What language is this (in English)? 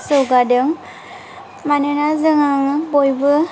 Bodo